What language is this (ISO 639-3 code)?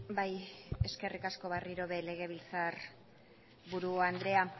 eus